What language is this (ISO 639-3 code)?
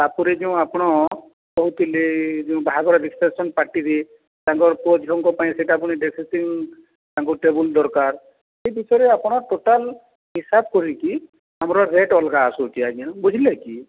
ori